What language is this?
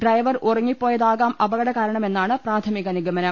Malayalam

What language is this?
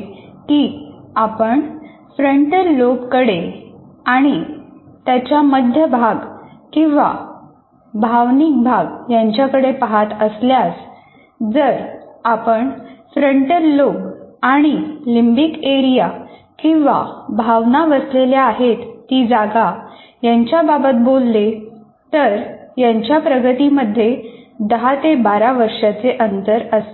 Marathi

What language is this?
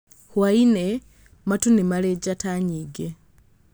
Kikuyu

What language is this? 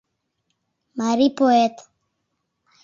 Mari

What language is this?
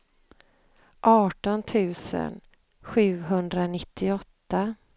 Swedish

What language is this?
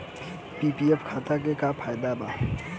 Bhojpuri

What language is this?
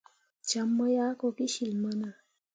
Mundang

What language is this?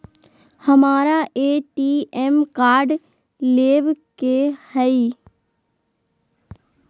Magahi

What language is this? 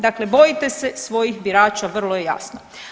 Croatian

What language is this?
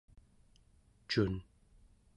Central Yupik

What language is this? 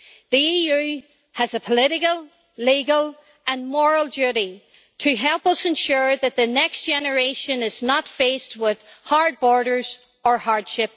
English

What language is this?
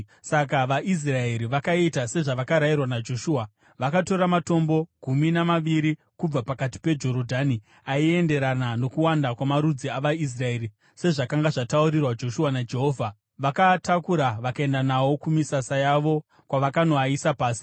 Shona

